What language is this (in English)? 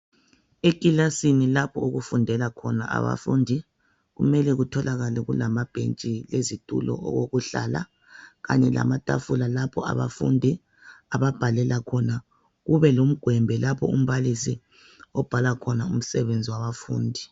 North Ndebele